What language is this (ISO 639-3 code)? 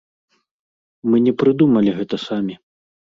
bel